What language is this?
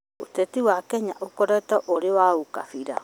Kikuyu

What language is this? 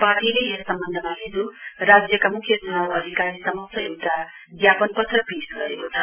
Nepali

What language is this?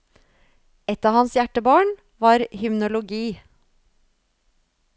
Norwegian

